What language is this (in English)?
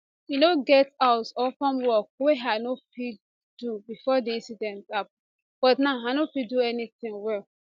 Nigerian Pidgin